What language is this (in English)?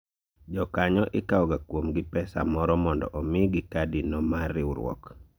Luo (Kenya and Tanzania)